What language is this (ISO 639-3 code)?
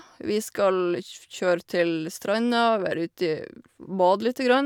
nor